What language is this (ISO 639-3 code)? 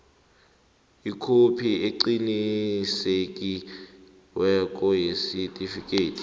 nbl